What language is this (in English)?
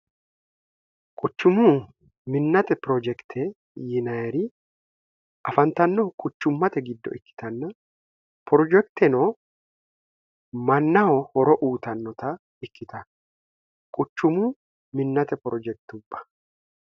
Sidamo